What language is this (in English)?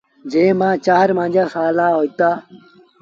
Sindhi Bhil